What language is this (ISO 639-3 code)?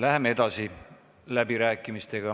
est